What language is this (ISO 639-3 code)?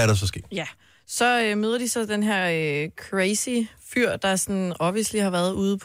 dan